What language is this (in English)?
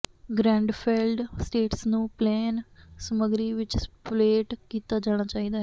Punjabi